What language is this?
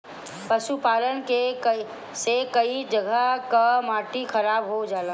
Bhojpuri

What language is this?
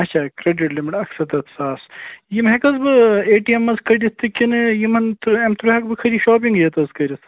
Kashmiri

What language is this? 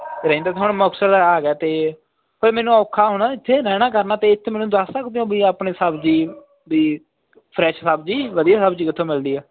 Punjabi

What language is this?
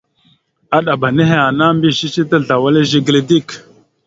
Mada (Cameroon)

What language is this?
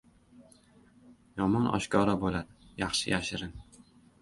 Uzbek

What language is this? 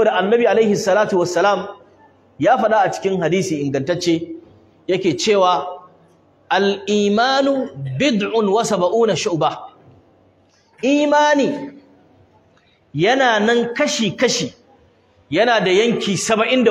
Arabic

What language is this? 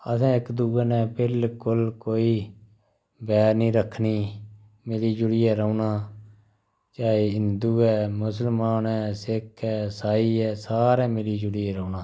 Dogri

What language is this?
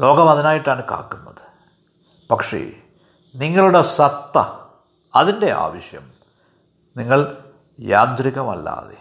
Malayalam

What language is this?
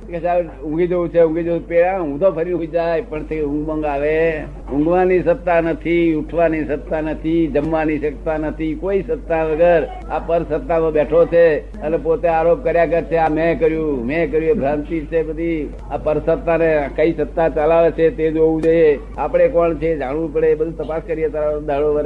Gujarati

